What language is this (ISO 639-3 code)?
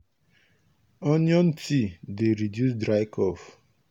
pcm